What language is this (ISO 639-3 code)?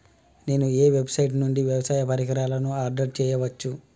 tel